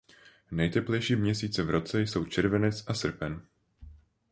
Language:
Czech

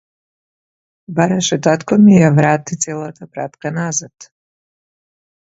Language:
Macedonian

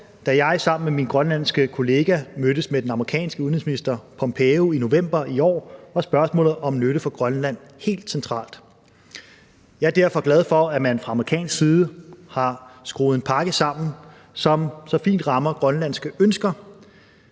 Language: Danish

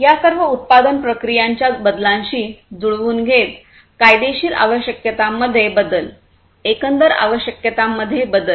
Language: Marathi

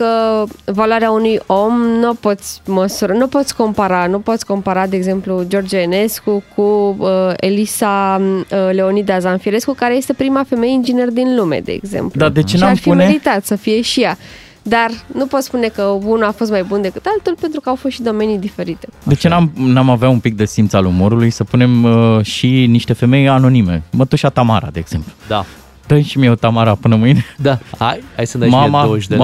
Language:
Romanian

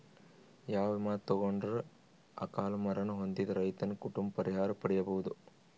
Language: Kannada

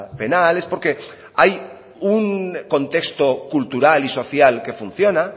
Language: Spanish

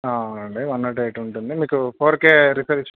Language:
Telugu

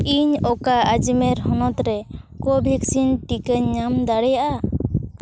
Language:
Santali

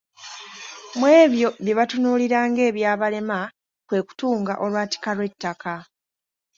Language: Ganda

